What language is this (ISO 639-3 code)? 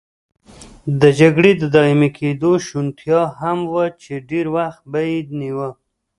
pus